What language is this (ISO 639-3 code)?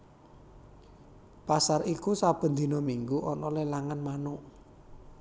jav